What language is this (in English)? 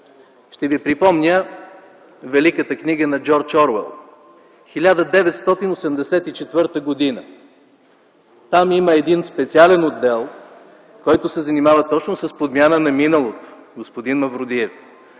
Bulgarian